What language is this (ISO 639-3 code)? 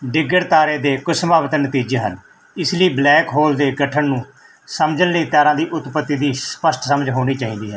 pan